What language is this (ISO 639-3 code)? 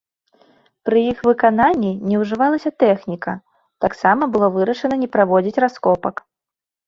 bel